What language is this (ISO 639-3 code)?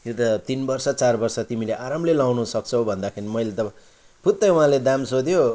nep